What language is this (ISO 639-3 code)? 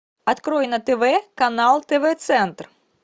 rus